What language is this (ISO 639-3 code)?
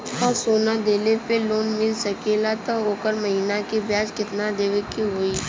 bho